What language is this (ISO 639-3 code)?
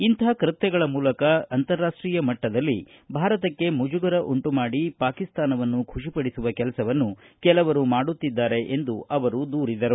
kan